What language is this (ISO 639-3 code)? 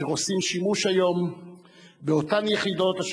heb